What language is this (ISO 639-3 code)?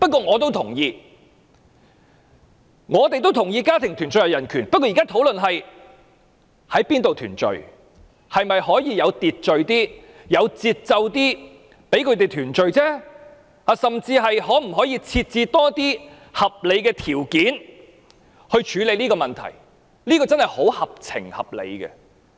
yue